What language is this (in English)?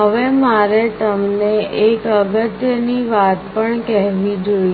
Gujarati